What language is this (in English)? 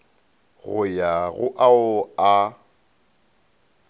Northern Sotho